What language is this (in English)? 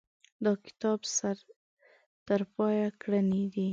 Pashto